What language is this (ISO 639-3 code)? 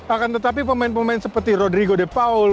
ind